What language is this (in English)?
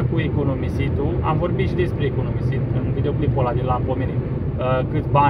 Romanian